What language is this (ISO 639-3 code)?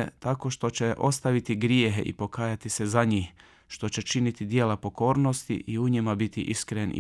hrv